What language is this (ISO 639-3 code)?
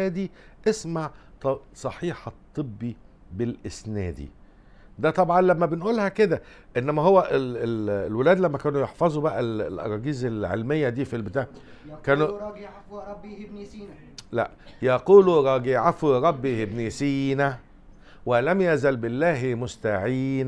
ara